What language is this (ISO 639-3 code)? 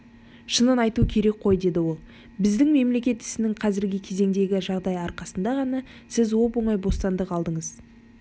kaz